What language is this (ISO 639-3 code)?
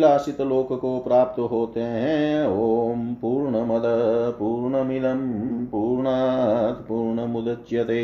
hin